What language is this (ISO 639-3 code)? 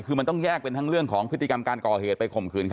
tha